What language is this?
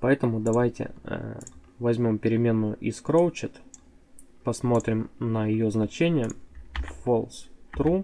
Russian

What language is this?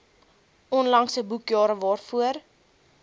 Afrikaans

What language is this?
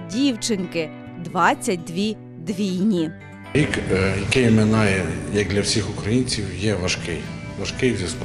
Ukrainian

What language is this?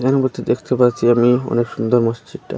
Bangla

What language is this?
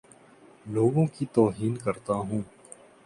Urdu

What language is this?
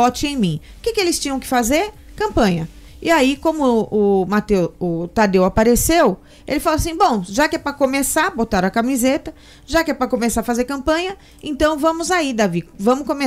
Portuguese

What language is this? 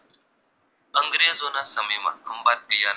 Gujarati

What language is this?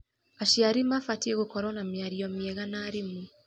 Kikuyu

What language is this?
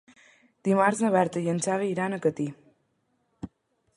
Catalan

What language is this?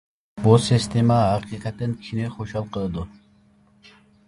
Uyghur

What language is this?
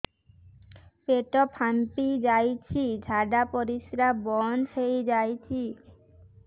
Odia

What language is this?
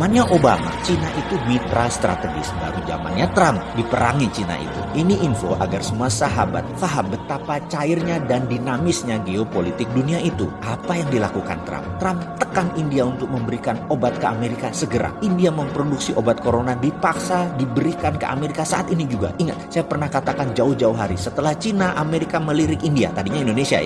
Indonesian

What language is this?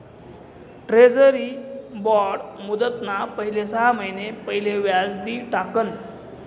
Marathi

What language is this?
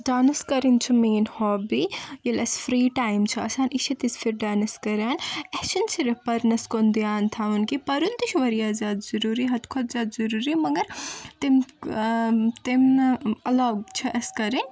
Kashmiri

